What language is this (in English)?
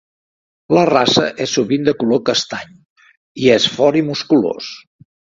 Catalan